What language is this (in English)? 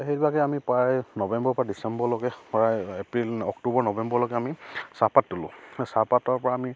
Assamese